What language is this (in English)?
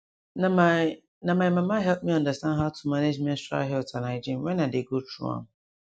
Nigerian Pidgin